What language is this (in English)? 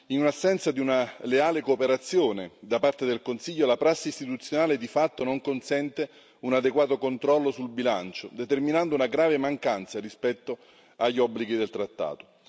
Italian